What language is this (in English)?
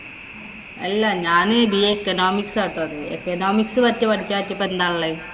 Malayalam